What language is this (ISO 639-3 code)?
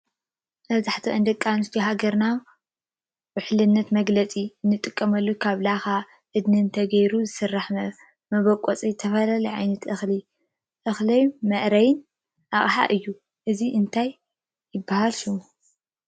tir